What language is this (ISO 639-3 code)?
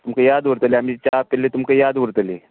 kok